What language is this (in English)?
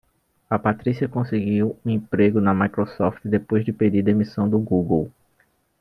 Portuguese